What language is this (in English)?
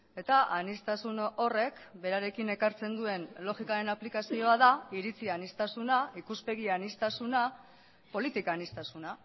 Basque